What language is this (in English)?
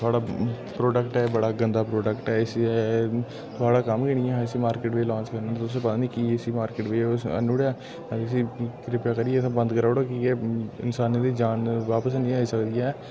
Dogri